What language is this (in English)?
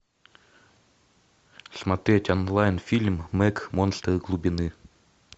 Russian